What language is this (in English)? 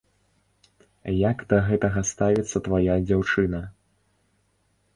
Belarusian